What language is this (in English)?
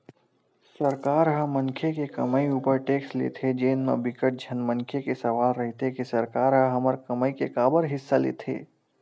Chhattisgarhi